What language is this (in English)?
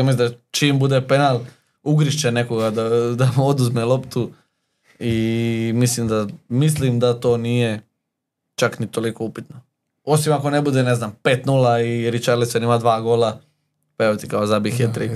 Croatian